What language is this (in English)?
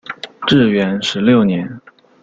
Chinese